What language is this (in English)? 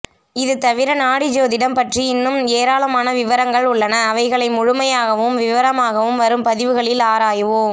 Tamil